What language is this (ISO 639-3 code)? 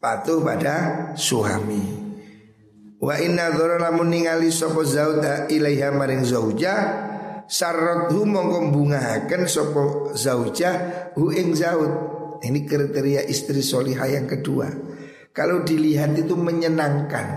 ind